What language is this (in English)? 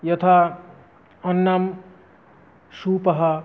Sanskrit